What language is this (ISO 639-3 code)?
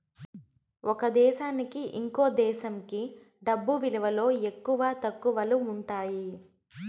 tel